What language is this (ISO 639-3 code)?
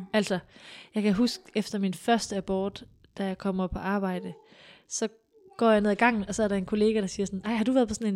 dan